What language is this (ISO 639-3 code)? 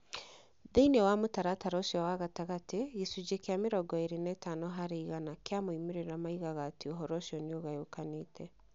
kik